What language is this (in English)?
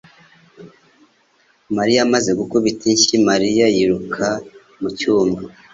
Kinyarwanda